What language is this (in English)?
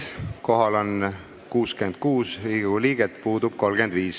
Estonian